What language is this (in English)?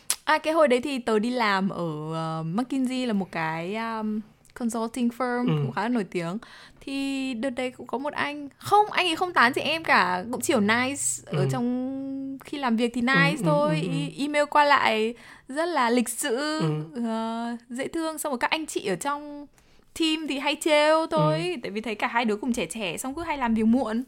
Vietnamese